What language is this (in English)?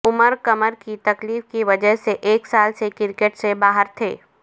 Urdu